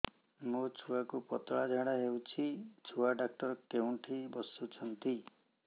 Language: Odia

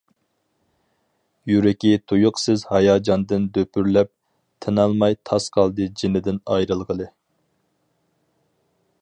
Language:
Uyghur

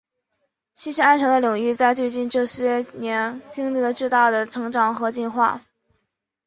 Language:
Chinese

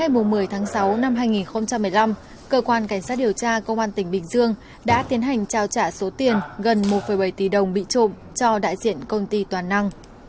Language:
Vietnamese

